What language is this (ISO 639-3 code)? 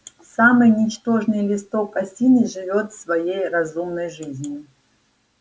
rus